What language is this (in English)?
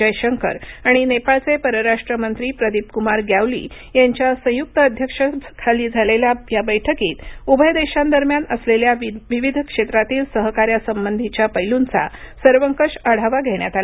Marathi